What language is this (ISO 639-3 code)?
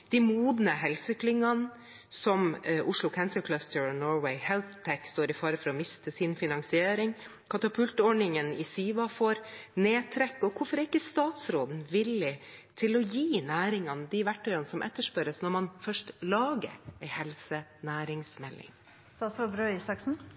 nob